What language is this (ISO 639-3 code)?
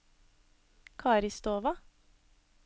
nor